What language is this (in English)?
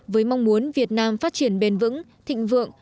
Vietnamese